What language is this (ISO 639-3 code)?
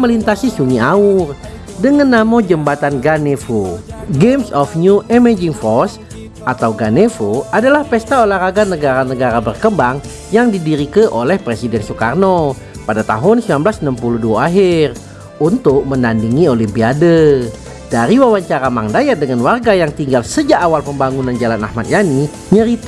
ind